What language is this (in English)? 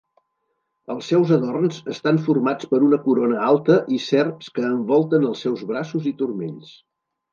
Catalan